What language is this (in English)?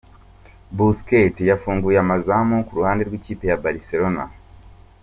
Kinyarwanda